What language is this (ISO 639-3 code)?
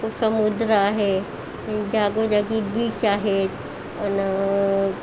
mar